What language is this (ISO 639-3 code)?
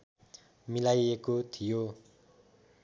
nep